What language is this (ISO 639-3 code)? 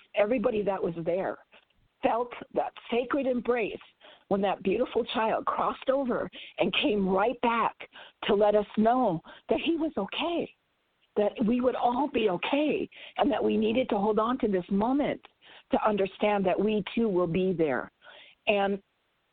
eng